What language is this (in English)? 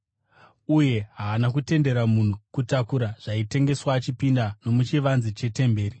Shona